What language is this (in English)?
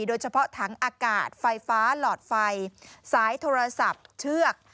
Thai